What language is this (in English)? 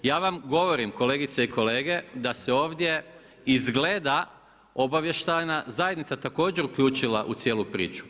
Croatian